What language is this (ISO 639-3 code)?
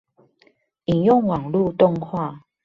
zho